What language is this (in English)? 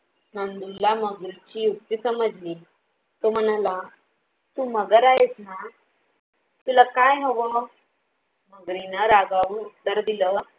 Marathi